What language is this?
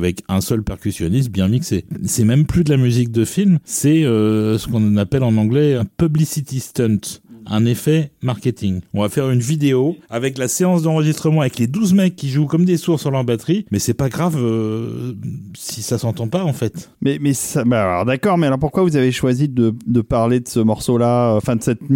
French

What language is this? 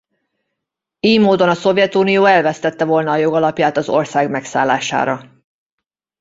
Hungarian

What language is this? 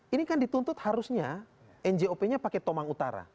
Indonesian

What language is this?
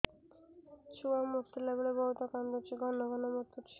Odia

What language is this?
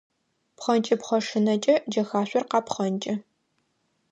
Adyghe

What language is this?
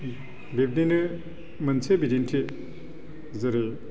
Bodo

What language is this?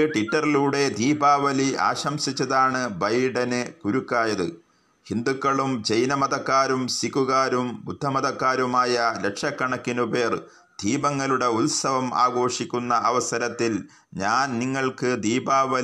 Malayalam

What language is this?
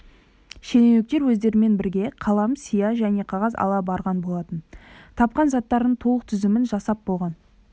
Kazakh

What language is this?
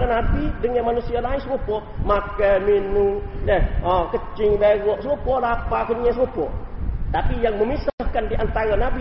Malay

